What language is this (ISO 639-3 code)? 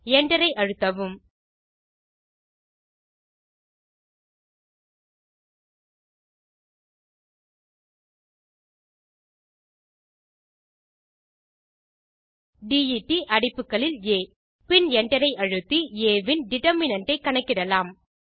tam